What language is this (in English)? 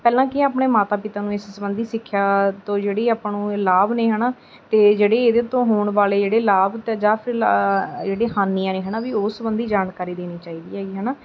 Punjabi